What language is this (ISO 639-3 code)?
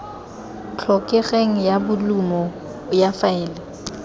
tsn